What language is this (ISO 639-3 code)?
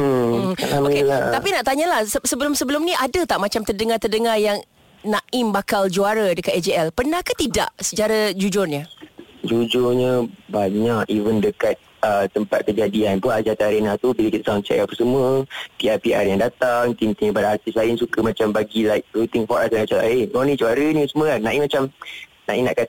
msa